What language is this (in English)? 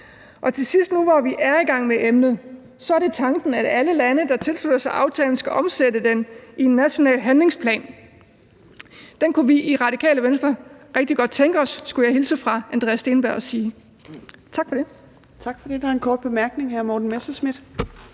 Danish